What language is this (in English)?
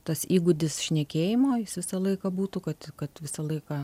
Lithuanian